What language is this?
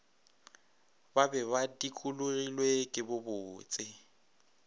Northern Sotho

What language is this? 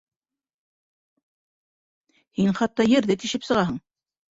Bashkir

